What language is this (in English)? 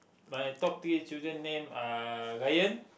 English